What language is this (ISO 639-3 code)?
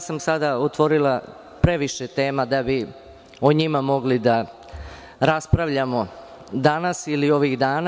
srp